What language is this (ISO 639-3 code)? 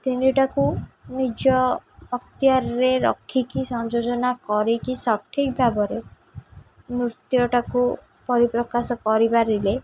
ori